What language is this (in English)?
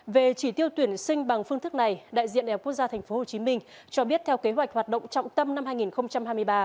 Vietnamese